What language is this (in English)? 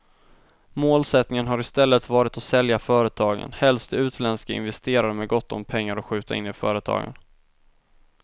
Swedish